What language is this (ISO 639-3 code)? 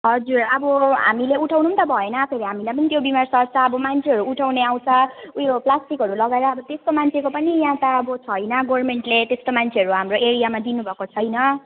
nep